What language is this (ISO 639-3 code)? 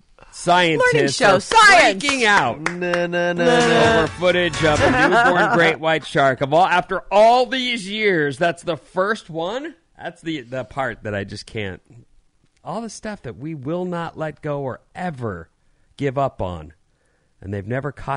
eng